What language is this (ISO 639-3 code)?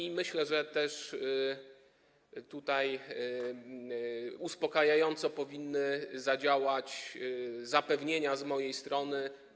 pol